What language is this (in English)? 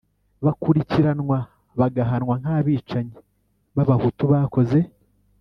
Kinyarwanda